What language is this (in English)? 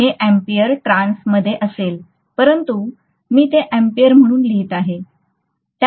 Marathi